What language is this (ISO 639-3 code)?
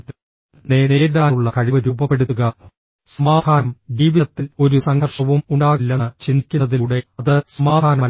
mal